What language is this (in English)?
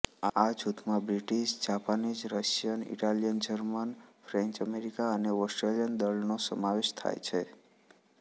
Gujarati